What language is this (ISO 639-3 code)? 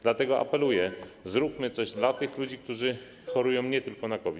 pol